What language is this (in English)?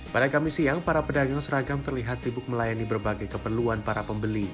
Indonesian